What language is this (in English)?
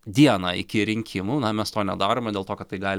Lithuanian